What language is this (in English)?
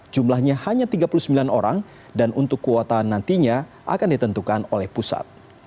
Indonesian